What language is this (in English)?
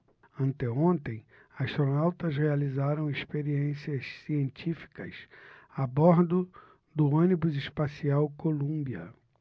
Portuguese